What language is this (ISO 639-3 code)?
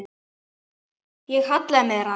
isl